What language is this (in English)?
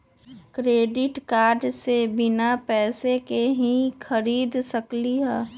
Magahi